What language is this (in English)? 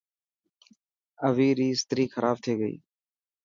Dhatki